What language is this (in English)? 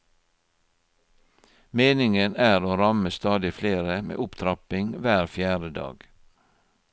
Norwegian